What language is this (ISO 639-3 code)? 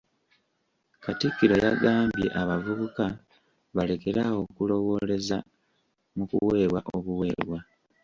lug